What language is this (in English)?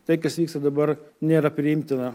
Lithuanian